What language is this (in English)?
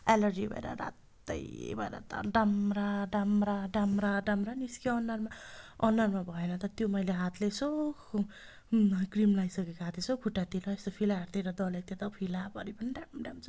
Nepali